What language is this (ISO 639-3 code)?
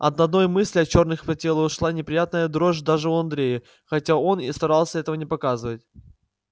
rus